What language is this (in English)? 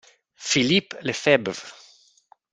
Italian